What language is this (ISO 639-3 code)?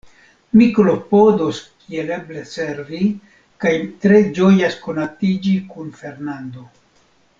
epo